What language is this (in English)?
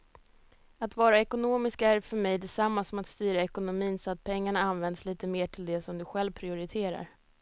Swedish